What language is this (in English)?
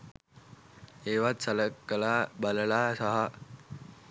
Sinhala